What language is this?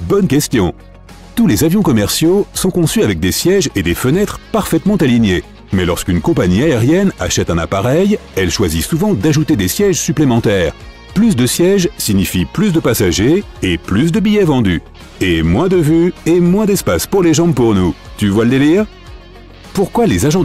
French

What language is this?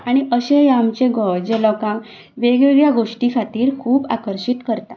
Konkani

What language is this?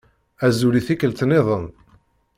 Kabyle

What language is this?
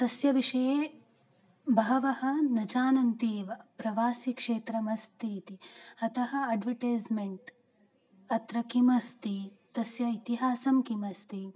Sanskrit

